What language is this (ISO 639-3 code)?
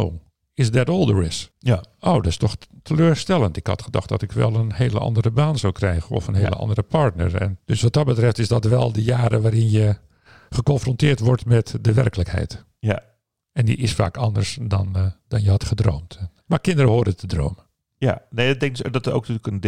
nld